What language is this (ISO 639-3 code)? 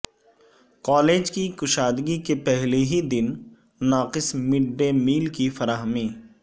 urd